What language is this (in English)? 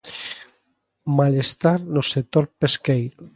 Galician